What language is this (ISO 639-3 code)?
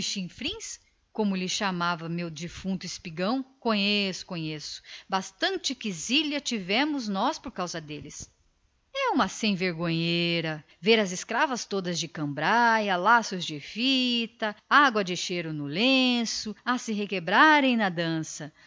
por